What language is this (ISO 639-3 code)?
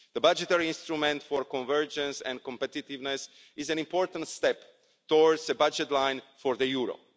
eng